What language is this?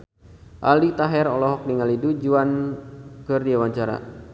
Sundanese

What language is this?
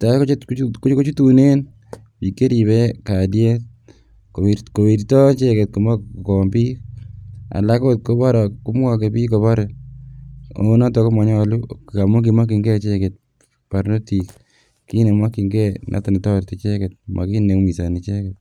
Kalenjin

